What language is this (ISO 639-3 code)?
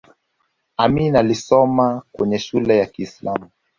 swa